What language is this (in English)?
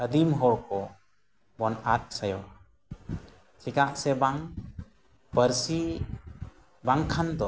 Santali